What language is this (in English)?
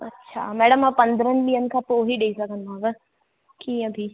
Sindhi